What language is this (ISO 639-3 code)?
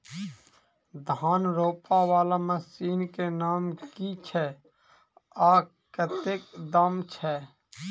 mai